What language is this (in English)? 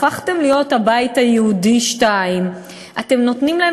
Hebrew